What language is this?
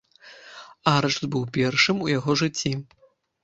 Belarusian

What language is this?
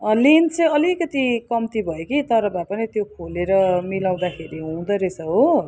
Nepali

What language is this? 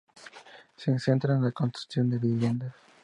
Spanish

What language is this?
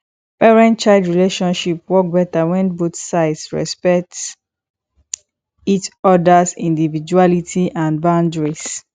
Nigerian Pidgin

